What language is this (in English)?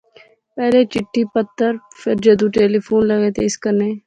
Pahari-Potwari